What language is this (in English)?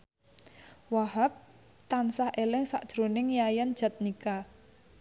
Javanese